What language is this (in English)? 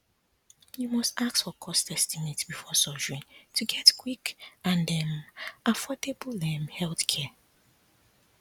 Nigerian Pidgin